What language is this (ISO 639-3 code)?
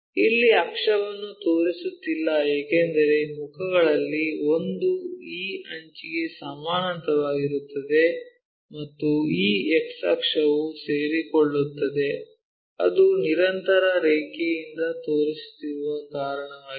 kan